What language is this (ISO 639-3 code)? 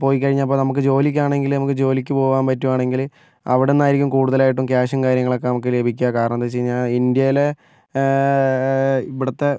mal